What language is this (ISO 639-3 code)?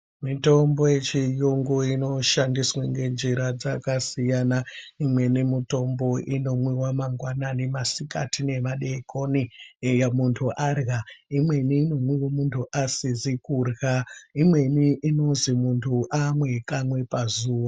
ndc